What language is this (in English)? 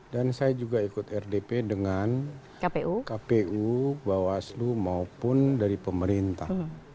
Indonesian